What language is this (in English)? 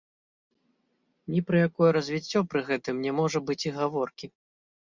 Belarusian